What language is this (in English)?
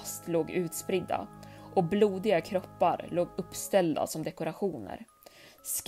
Swedish